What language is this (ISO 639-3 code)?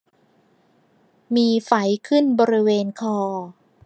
tha